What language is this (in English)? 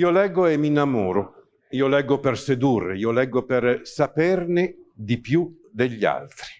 Italian